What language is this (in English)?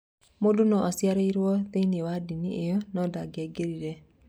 Kikuyu